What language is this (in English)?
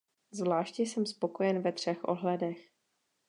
Czech